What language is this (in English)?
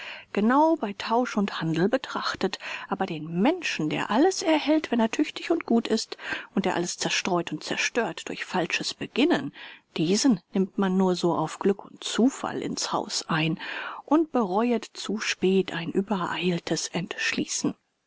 German